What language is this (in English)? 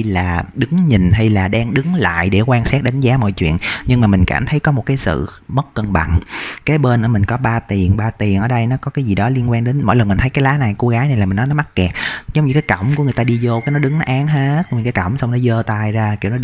Vietnamese